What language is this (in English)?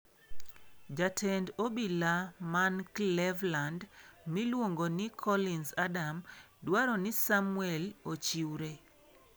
Luo (Kenya and Tanzania)